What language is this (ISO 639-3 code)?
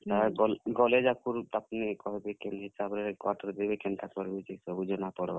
ori